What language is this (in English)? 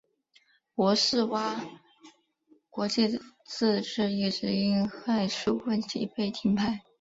Chinese